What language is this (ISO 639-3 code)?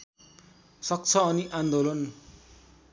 nep